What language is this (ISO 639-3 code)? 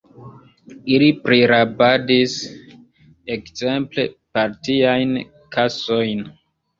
epo